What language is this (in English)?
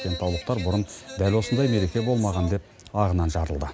Kazakh